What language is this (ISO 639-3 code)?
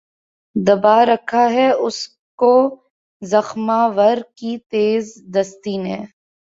urd